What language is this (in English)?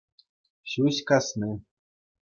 Chuvash